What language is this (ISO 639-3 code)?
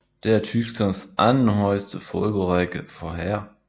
dan